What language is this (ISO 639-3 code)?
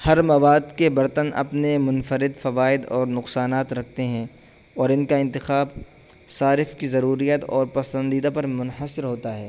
urd